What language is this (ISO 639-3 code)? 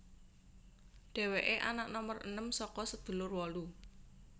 jav